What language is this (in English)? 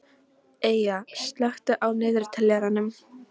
Icelandic